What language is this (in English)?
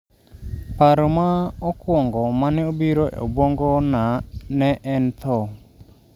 Luo (Kenya and Tanzania)